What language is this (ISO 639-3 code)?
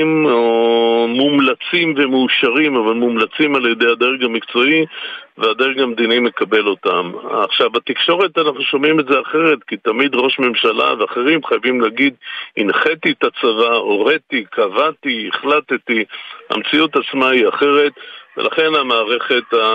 heb